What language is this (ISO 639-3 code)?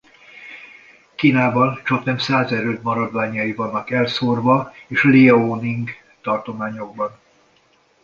hun